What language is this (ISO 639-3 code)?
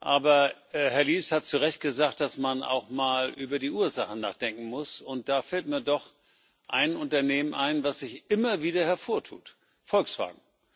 deu